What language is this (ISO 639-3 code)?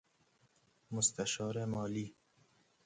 fas